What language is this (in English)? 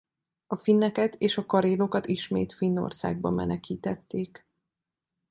Hungarian